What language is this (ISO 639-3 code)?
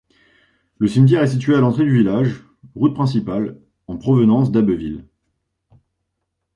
fra